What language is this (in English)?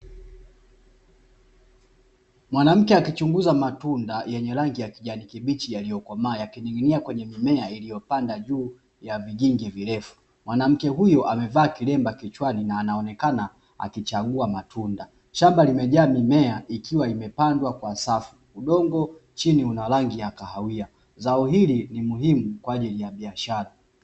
Swahili